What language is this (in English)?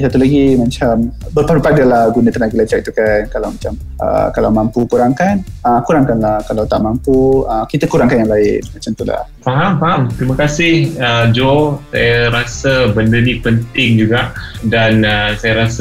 Malay